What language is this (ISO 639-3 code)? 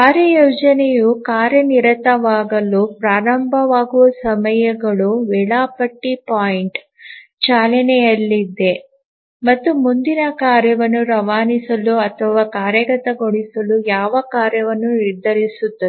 kan